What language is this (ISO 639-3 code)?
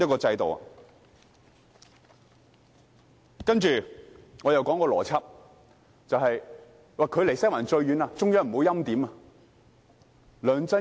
yue